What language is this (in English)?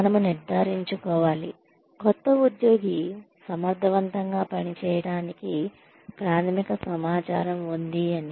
Telugu